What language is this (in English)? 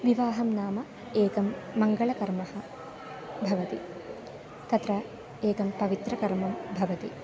Sanskrit